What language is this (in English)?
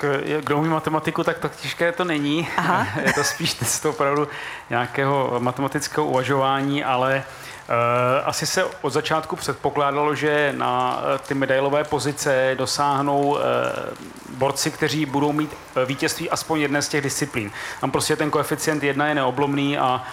Czech